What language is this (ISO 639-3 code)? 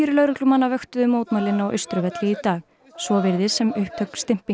isl